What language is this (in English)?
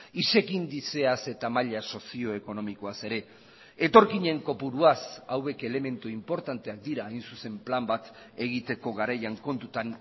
Basque